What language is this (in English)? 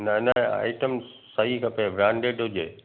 Sindhi